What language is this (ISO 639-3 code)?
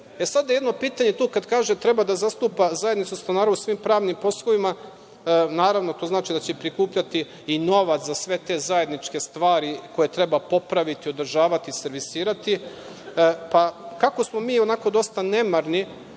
srp